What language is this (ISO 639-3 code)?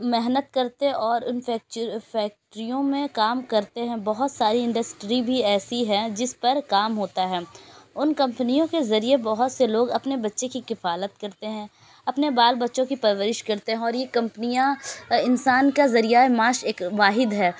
urd